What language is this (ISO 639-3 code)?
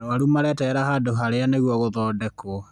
kik